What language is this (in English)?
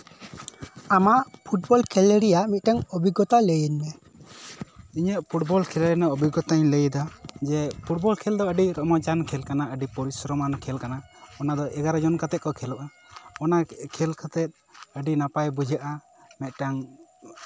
Santali